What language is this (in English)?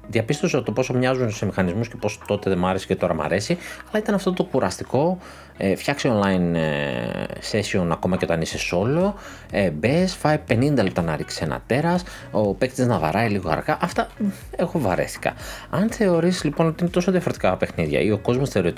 Greek